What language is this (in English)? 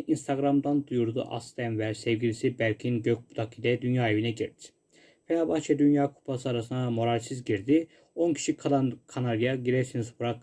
Turkish